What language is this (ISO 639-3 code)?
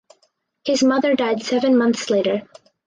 eng